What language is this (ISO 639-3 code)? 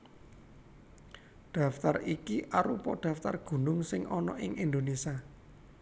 jav